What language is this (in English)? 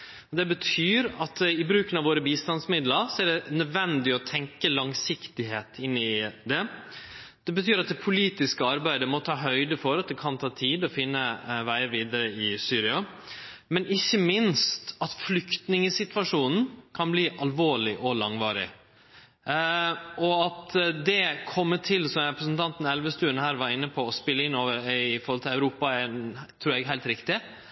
Norwegian Nynorsk